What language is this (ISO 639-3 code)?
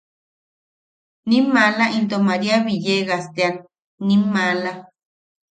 yaq